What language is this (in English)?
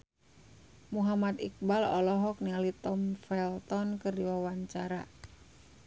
Sundanese